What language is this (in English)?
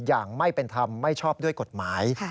Thai